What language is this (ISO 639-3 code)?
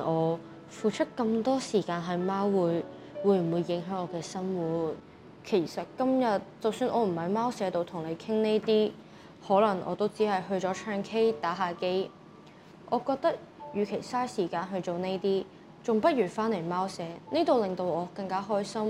zho